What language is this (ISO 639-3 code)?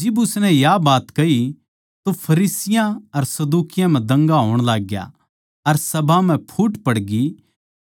bgc